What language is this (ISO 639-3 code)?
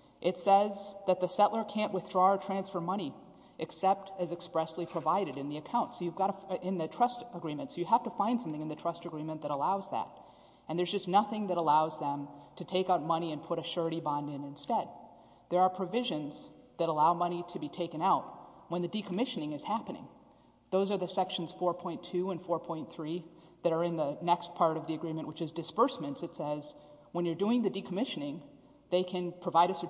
eng